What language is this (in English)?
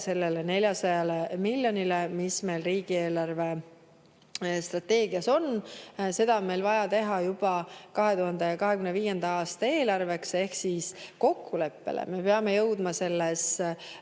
Estonian